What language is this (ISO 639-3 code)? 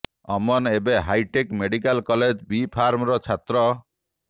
ori